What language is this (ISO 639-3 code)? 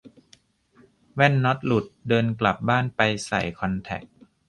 tha